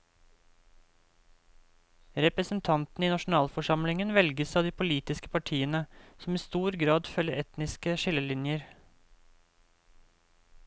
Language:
Norwegian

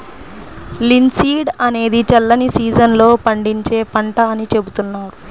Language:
Telugu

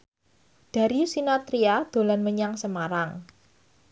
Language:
Javanese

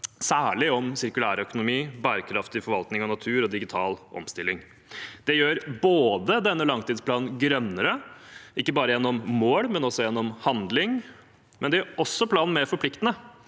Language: Norwegian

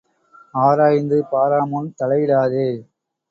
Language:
Tamil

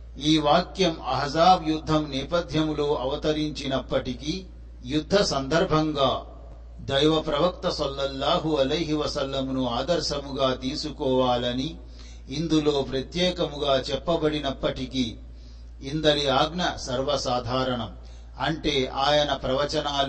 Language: Telugu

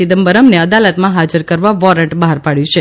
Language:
Gujarati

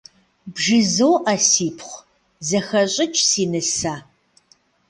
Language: Kabardian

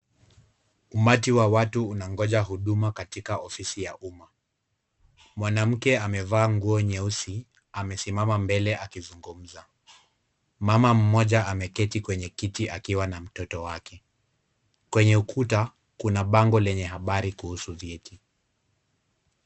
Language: Swahili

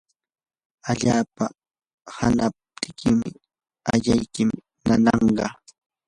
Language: Yanahuanca Pasco Quechua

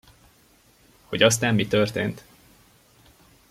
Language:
Hungarian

